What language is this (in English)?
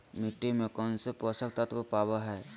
Magahi